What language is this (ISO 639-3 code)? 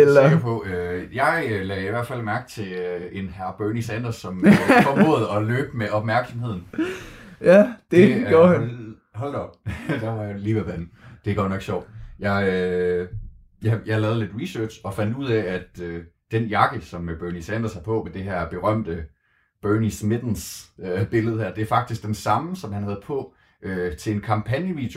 dan